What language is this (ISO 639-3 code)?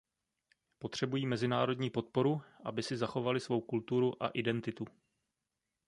ces